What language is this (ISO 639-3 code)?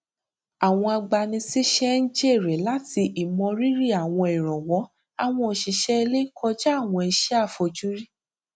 yor